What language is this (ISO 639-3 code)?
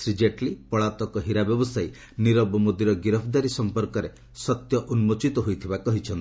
ori